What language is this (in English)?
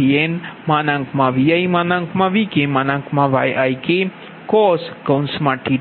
Gujarati